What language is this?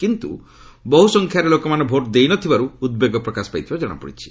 Odia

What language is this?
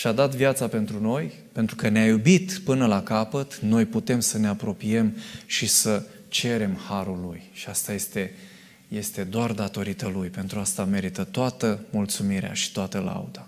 Romanian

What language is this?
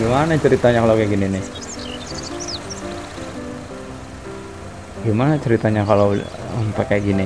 Indonesian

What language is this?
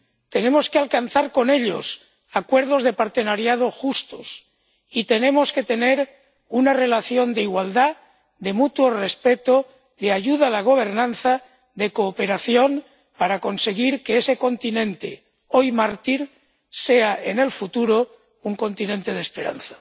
Spanish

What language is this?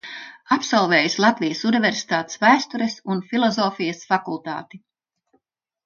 Latvian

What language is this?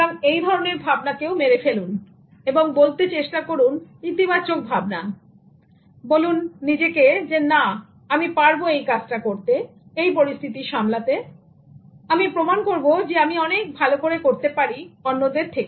Bangla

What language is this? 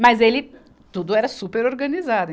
Portuguese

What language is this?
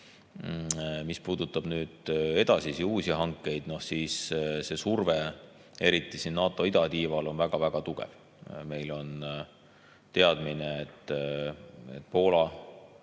Estonian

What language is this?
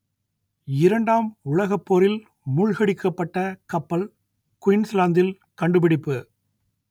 Tamil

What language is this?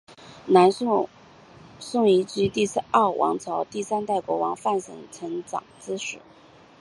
Chinese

